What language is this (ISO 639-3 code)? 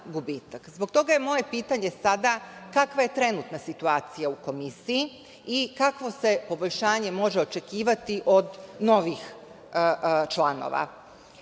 srp